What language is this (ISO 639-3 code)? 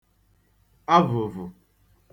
ibo